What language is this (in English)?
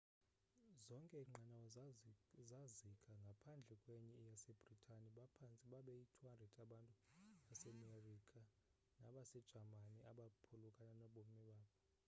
Xhosa